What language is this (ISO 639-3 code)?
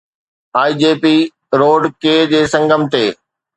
snd